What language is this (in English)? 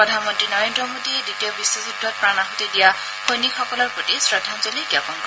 Assamese